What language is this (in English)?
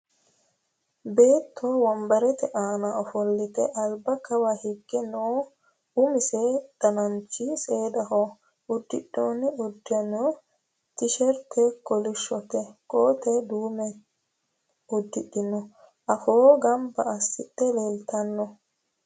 Sidamo